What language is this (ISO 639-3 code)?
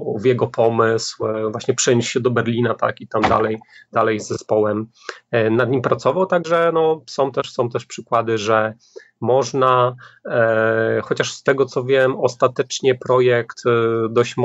pol